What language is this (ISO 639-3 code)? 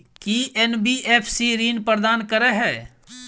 mai